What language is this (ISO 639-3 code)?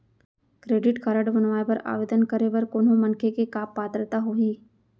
hne